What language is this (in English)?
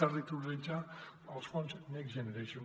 Catalan